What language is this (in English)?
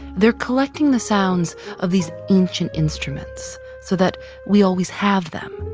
English